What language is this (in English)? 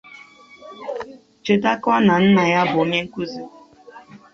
Igbo